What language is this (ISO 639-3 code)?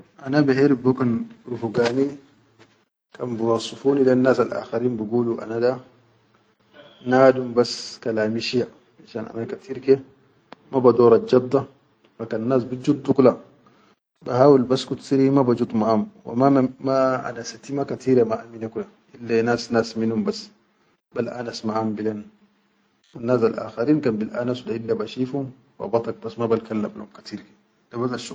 shu